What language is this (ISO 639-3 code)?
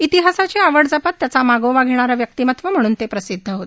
mar